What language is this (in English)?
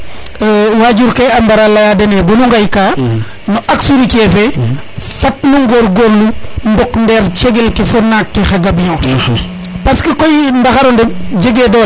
Serer